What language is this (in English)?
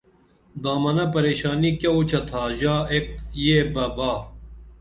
Dameli